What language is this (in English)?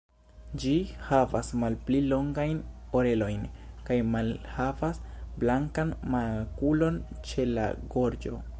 Esperanto